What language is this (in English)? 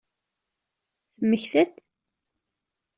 Kabyle